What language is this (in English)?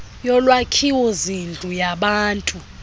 Xhosa